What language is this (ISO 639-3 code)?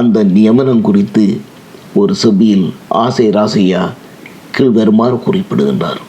tam